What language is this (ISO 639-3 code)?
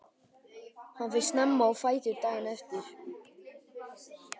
isl